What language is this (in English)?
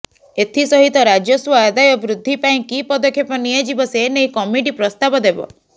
Odia